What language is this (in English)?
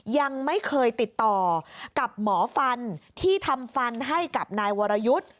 Thai